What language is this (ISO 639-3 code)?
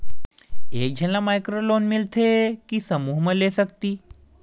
hne